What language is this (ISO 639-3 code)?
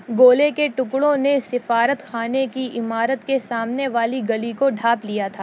urd